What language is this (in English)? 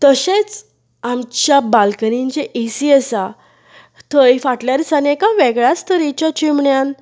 Konkani